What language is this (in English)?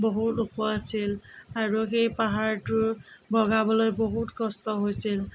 Assamese